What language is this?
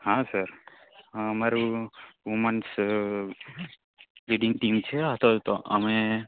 Gujarati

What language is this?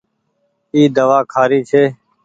Goaria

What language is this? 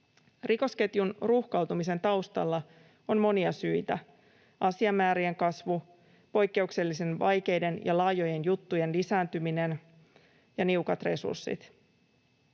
Finnish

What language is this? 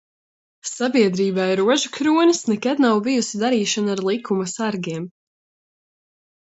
Latvian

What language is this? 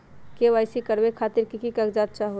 Magahi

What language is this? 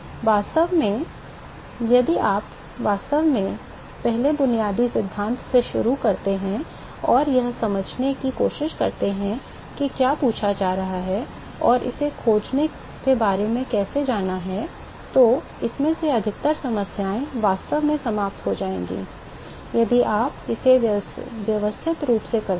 Hindi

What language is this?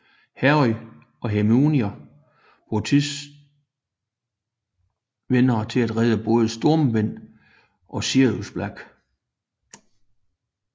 Danish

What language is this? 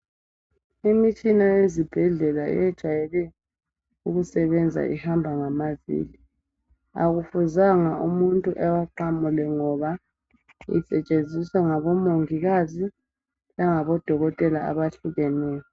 North Ndebele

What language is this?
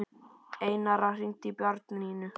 Icelandic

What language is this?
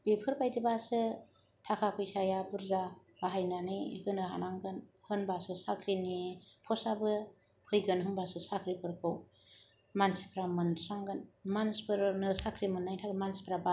Bodo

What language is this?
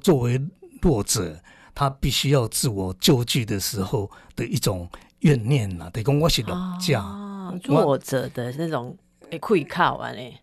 Chinese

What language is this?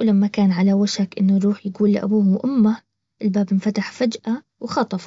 Baharna Arabic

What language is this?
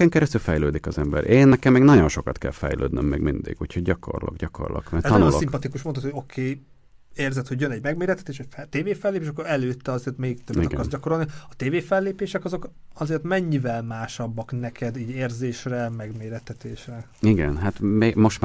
Hungarian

